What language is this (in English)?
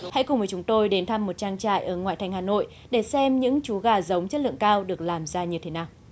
Vietnamese